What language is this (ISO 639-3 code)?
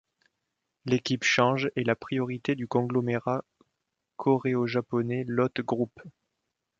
fra